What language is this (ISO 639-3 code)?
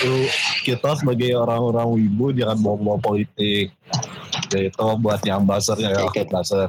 ind